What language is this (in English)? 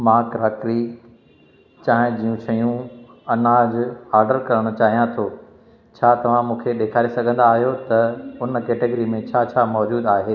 Sindhi